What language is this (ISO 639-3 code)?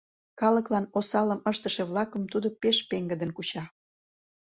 chm